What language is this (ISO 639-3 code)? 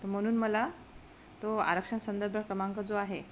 mar